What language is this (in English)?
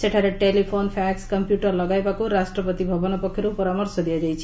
Odia